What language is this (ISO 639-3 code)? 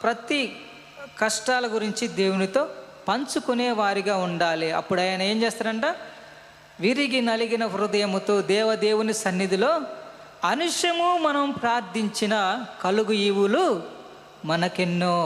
tel